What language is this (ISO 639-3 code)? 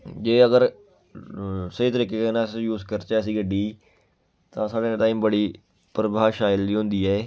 doi